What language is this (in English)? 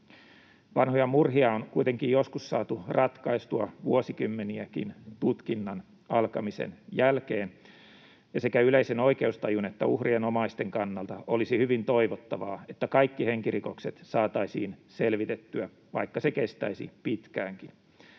Finnish